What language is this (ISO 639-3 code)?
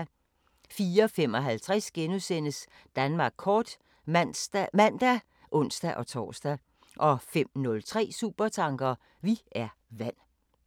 dan